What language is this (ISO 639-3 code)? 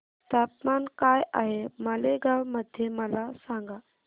mar